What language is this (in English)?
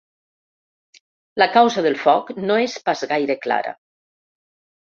Catalan